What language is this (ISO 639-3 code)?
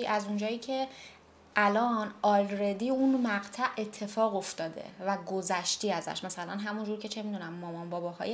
fas